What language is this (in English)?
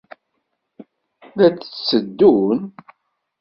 Kabyle